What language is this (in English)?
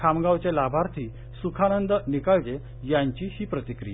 Marathi